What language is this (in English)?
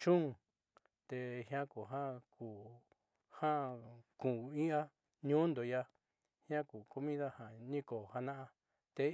Southeastern Nochixtlán Mixtec